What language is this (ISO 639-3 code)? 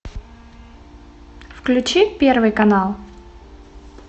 rus